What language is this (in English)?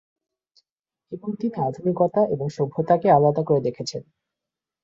Bangla